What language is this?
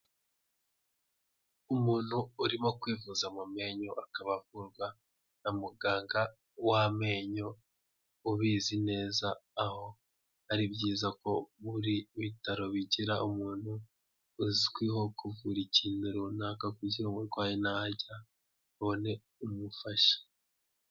Kinyarwanda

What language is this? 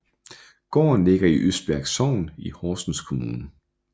Danish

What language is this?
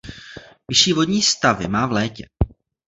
Czech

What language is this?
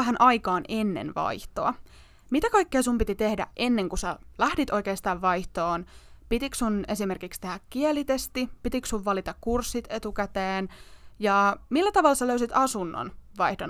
Finnish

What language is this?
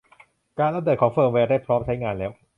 Thai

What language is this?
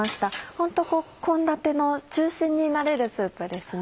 Japanese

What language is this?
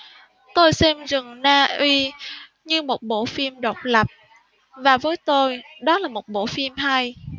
Vietnamese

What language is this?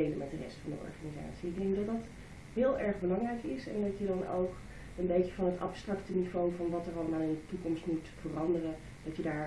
Dutch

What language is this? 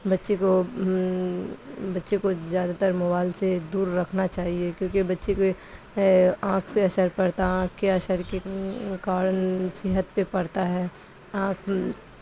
Urdu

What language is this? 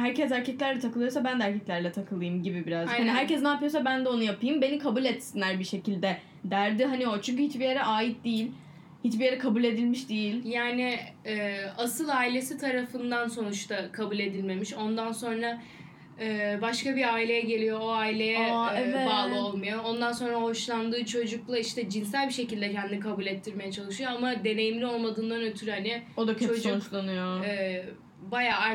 Turkish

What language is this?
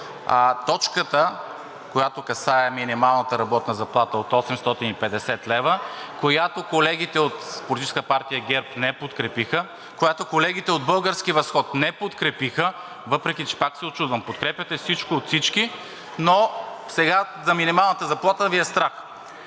Bulgarian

